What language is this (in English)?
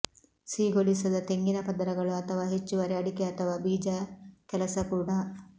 Kannada